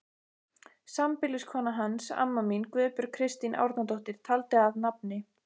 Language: Icelandic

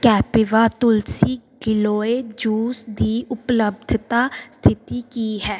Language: Punjabi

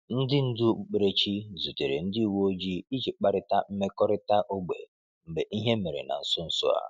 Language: Igbo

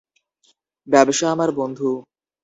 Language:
Bangla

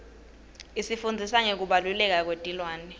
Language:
Swati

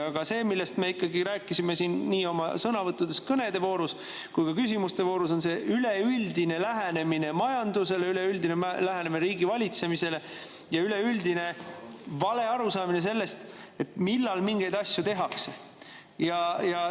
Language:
Estonian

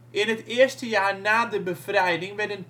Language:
Dutch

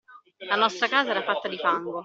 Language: Italian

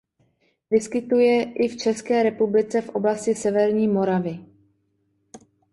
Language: Czech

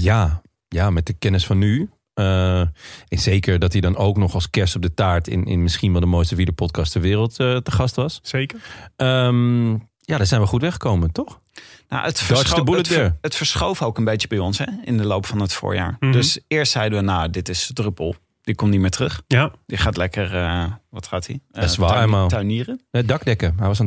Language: Dutch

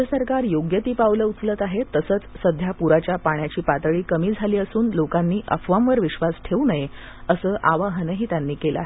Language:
Marathi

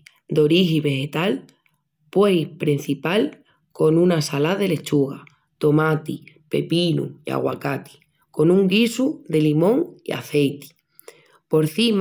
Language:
Extremaduran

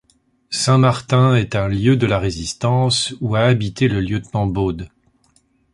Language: French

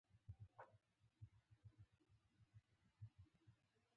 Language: Pashto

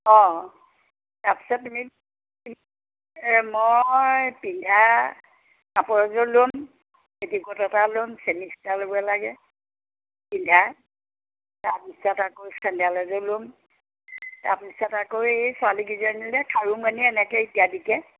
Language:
Assamese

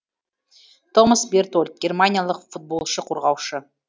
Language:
Kazakh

